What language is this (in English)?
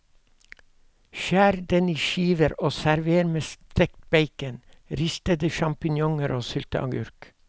Norwegian